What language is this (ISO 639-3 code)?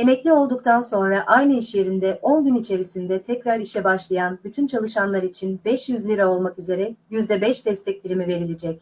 tur